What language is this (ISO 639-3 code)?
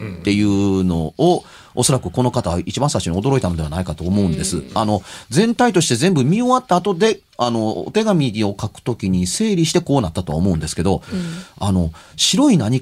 jpn